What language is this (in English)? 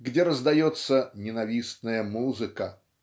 Russian